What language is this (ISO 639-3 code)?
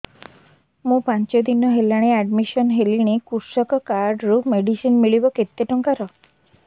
ori